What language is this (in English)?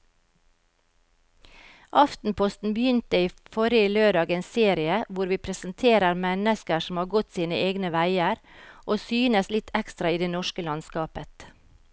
Norwegian